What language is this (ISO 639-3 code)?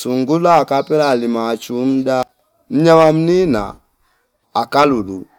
fip